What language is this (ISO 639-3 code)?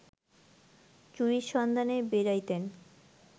ben